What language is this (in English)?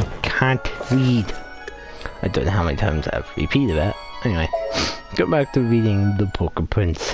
English